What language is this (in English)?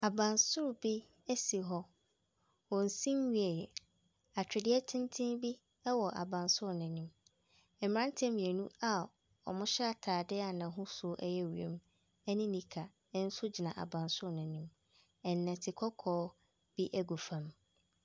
Akan